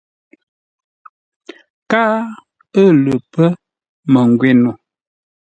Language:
Ngombale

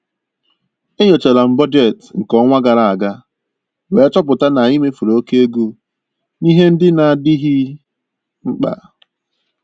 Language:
Igbo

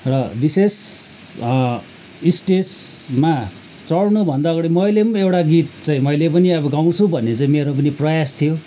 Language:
Nepali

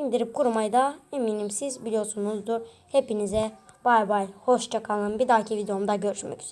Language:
Turkish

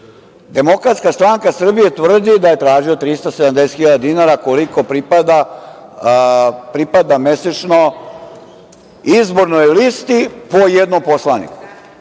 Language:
Serbian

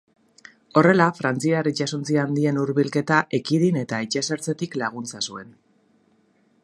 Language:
Basque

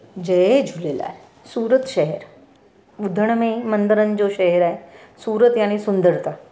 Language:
Sindhi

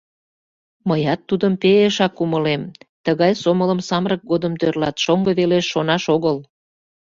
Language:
Mari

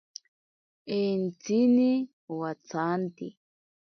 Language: Ashéninka Perené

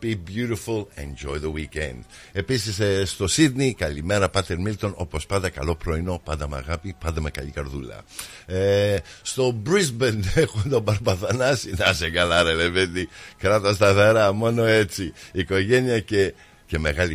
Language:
Greek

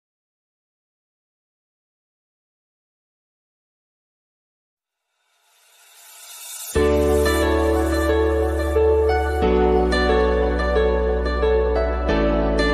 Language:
Arabic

